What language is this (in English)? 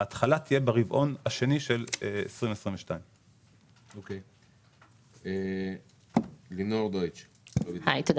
Hebrew